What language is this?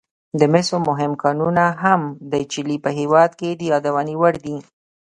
Pashto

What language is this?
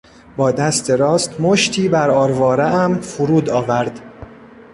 Persian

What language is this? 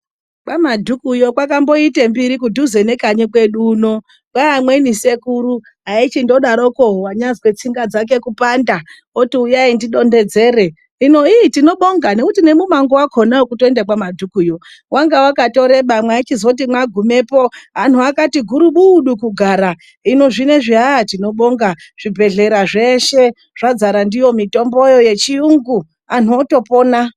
Ndau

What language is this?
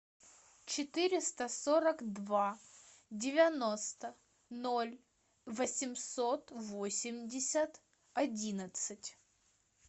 Russian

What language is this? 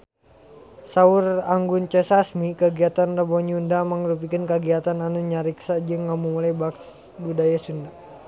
Sundanese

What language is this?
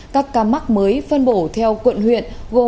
Vietnamese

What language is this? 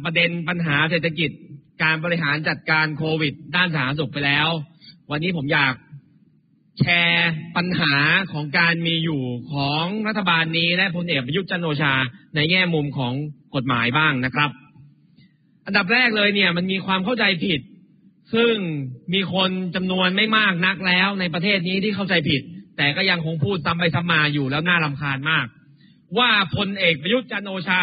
Thai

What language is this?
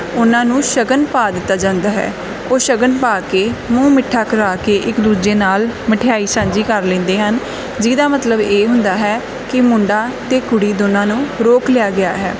Punjabi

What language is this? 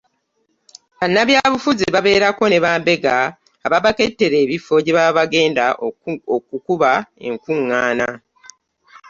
Ganda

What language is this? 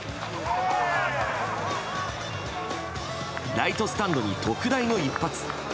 Japanese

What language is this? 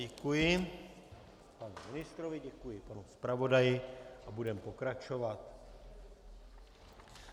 Czech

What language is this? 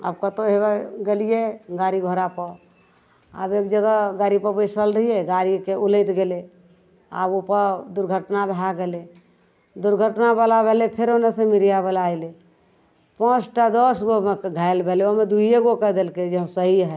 Maithili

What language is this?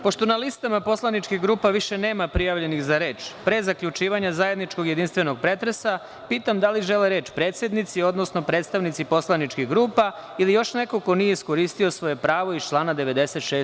Serbian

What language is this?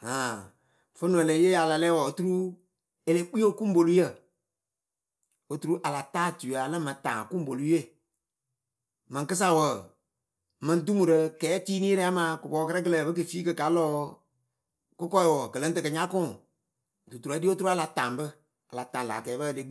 Akebu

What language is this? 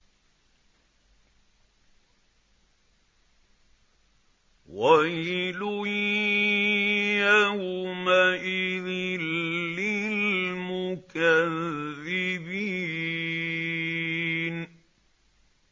Arabic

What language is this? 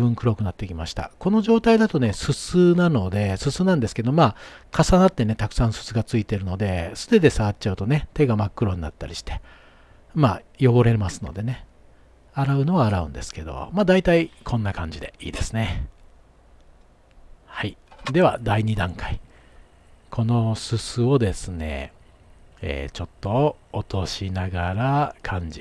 Japanese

